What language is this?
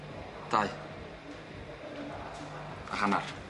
Welsh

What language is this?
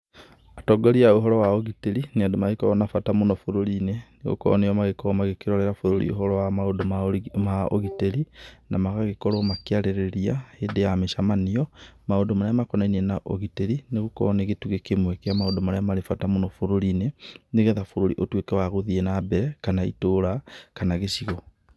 Kikuyu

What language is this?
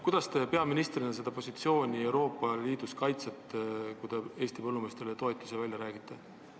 Estonian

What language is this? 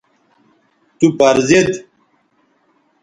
Bateri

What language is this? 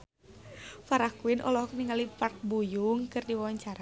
Sundanese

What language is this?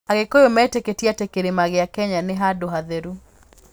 Kikuyu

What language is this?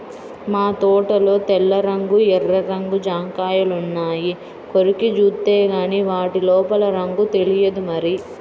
Telugu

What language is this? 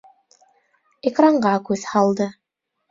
Bashkir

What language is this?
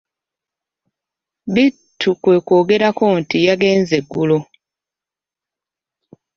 Ganda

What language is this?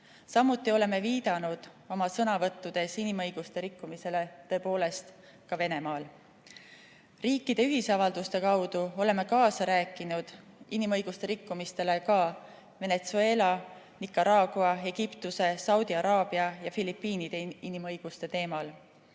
Estonian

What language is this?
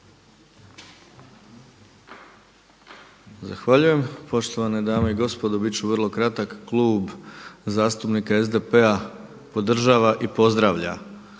Croatian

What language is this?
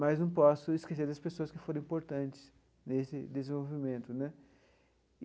Portuguese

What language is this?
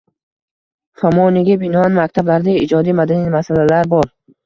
Uzbek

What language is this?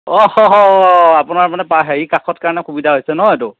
Assamese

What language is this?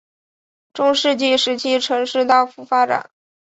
Chinese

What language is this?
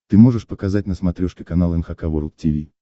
Russian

